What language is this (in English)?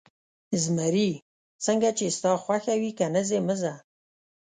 Pashto